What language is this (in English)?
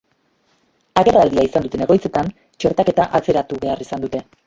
Basque